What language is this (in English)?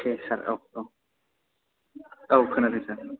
Bodo